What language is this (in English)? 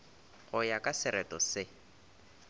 Northern Sotho